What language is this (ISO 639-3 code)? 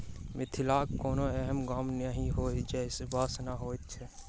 mai